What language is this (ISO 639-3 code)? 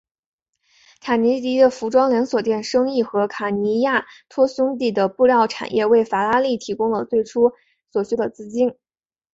zho